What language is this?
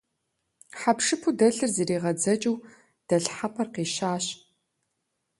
Kabardian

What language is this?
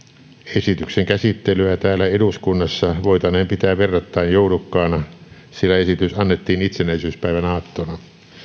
Finnish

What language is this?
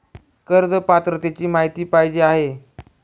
Marathi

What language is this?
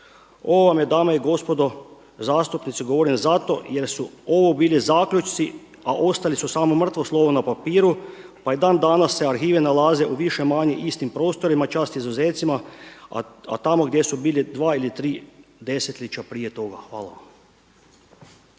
Croatian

